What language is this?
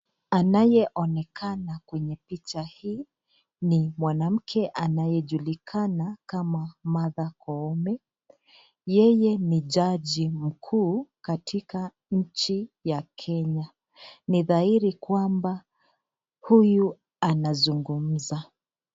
Swahili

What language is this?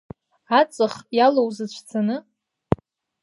Abkhazian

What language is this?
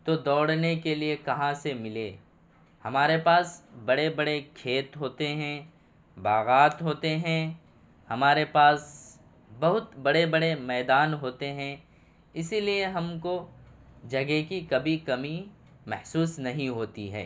Urdu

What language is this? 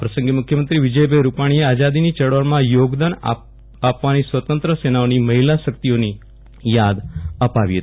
Gujarati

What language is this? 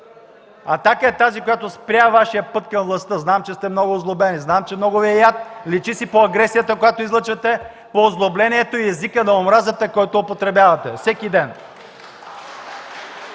Bulgarian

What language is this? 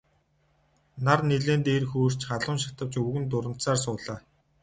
Mongolian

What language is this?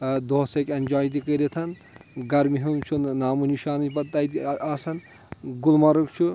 Kashmiri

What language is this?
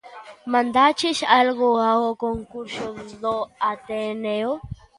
Galician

